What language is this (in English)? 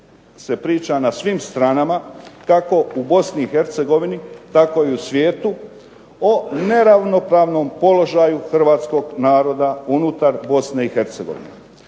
Croatian